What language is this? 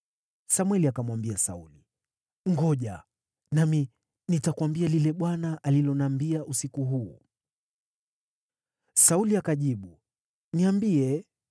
Swahili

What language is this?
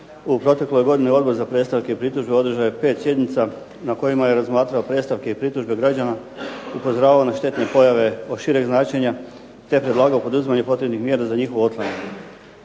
Croatian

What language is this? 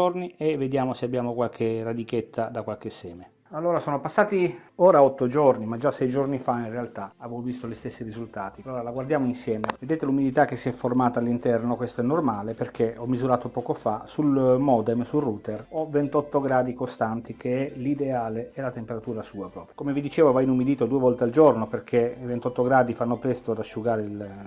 Italian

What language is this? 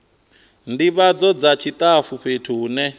Venda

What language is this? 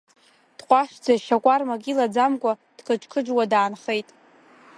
Abkhazian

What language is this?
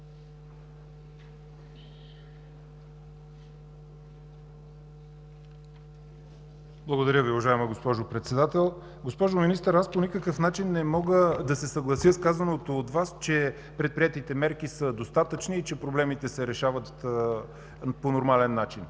Bulgarian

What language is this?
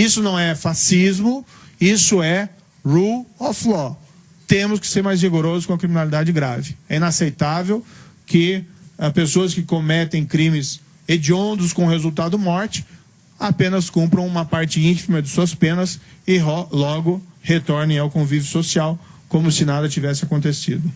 Portuguese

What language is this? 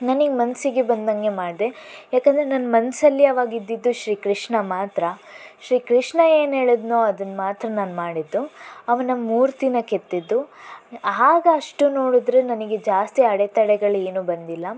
Kannada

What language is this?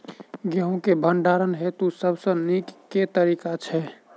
Maithili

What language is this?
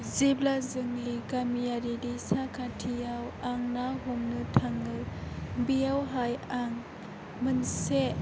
Bodo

